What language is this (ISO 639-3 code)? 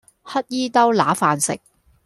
yue